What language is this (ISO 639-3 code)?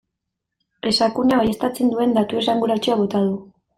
eus